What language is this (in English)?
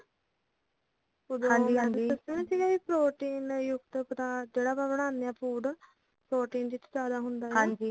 Punjabi